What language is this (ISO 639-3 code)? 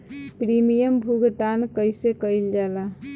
bho